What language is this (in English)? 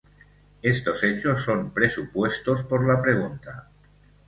Spanish